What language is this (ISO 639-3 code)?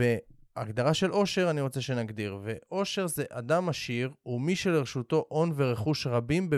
heb